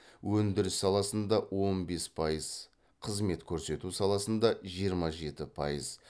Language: Kazakh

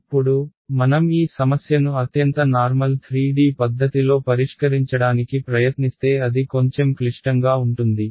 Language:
Telugu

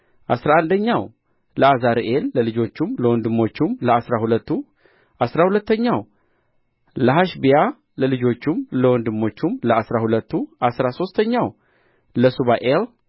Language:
Amharic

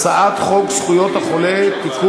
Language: Hebrew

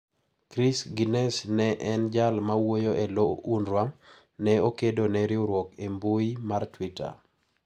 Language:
Luo (Kenya and Tanzania)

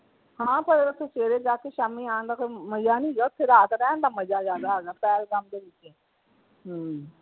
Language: Punjabi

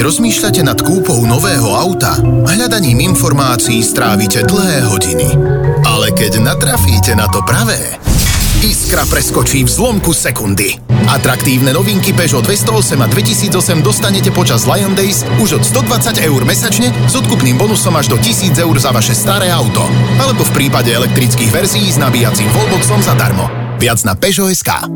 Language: Slovak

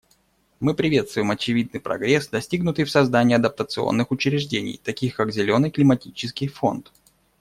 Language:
Russian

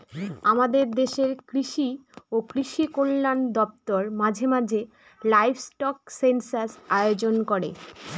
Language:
Bangla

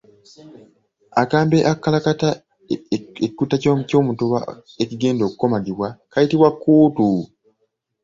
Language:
Ganda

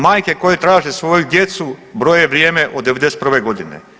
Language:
Croatian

